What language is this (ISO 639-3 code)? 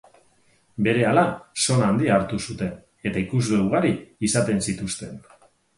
eus